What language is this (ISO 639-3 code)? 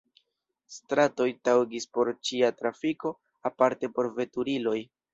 epo